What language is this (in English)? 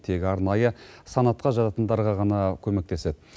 Kazakh